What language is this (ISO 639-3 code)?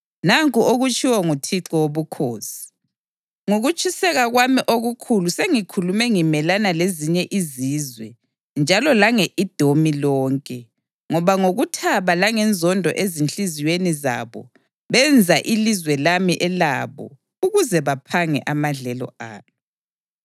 nde